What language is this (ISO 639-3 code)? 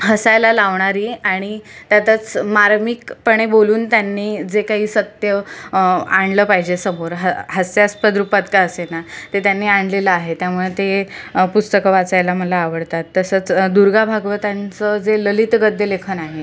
mar